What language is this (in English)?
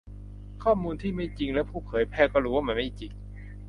Thai